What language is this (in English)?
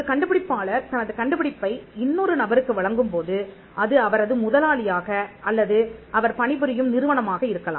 Tamil